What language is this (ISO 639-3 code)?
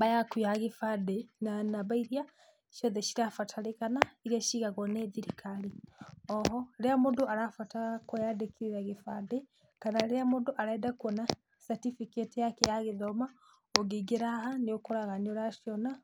kik